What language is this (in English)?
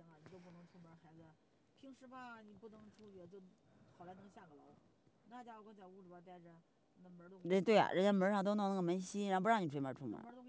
Chinese